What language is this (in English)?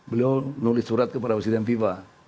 Indonesian